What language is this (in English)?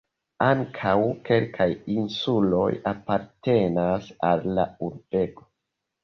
Esperanto